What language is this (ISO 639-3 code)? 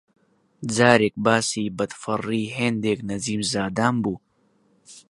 ckb